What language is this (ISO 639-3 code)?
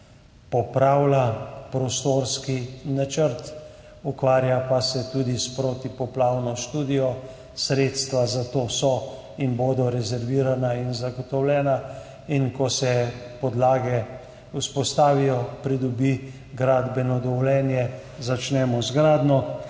slv